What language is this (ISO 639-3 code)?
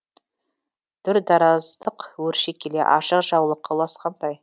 kaz